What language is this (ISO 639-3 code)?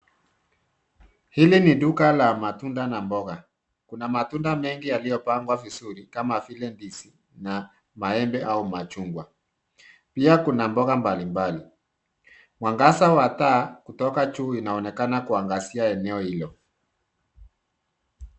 swa